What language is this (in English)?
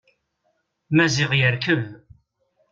Kabyle